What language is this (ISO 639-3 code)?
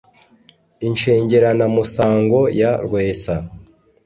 kin